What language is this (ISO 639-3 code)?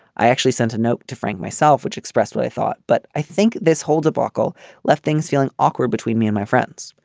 eng